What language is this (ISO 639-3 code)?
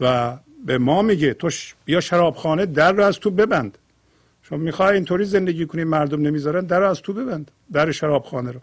fas